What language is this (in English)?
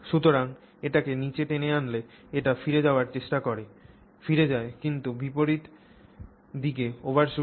Bangla